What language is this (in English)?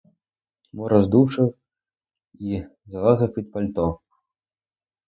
Ukrainian